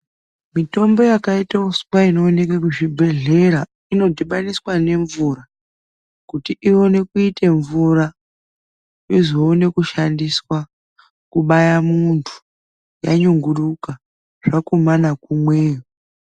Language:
Ndau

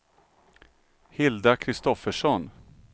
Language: Swedish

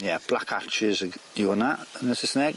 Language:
Welsh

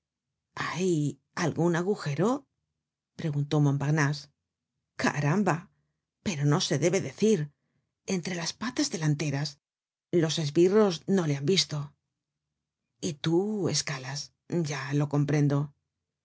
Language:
Spanish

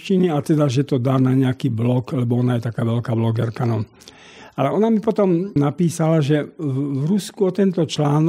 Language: Slovak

